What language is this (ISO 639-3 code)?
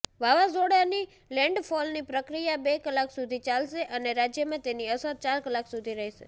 guj